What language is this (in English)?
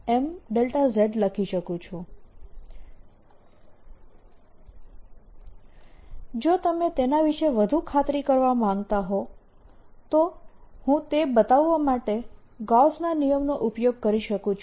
Gujarati